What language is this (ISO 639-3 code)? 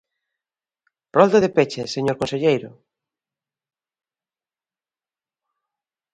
glg